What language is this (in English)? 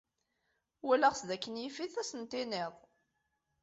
Kabyle